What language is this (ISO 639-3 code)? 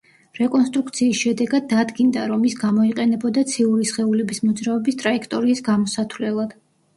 kat